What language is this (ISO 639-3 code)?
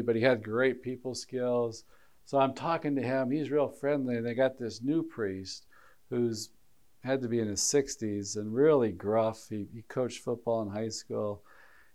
eng